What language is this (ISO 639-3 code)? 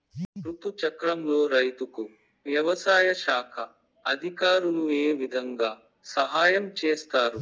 tel